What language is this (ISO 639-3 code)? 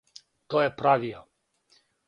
srp